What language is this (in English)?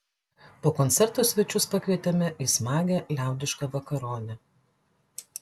Lithuanian